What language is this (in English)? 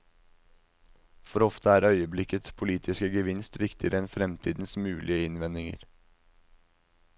Norwegian